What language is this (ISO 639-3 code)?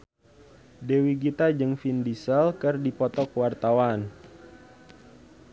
sun